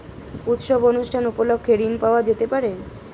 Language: Bangla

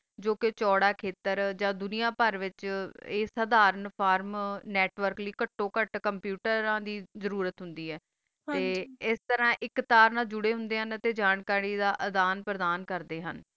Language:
Punjabi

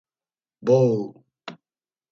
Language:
Laz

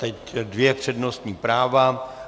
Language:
Czech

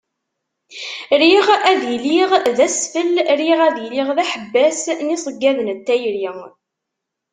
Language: Kabyle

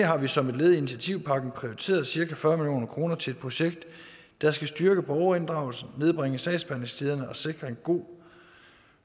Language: Danish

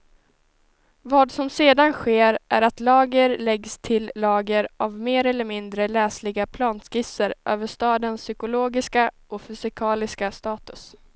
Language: Swedish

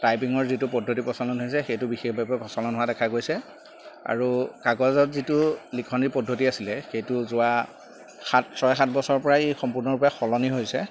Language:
Assamese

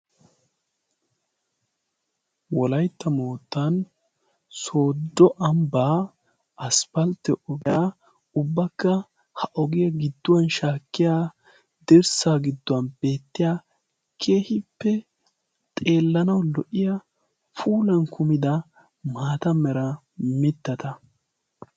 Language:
Wolaytta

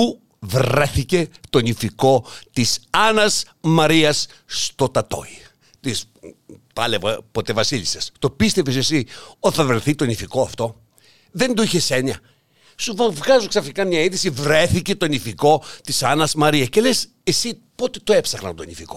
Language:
Greek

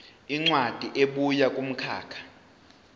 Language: Zulu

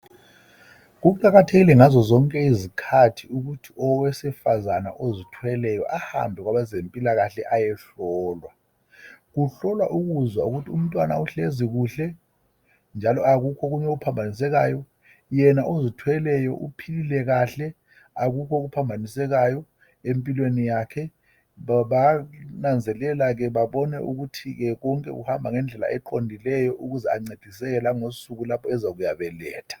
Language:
North Ndebele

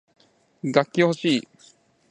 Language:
Japanese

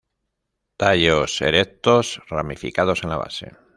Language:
Spanish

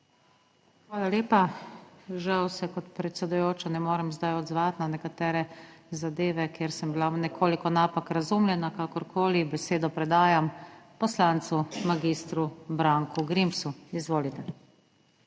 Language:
Slovenian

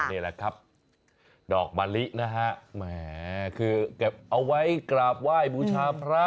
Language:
Thai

